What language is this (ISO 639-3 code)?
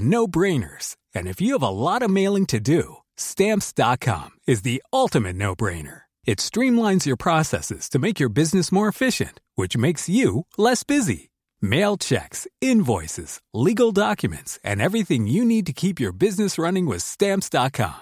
dan